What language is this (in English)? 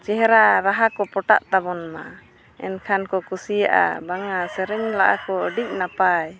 Santali